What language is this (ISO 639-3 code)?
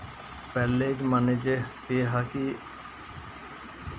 doi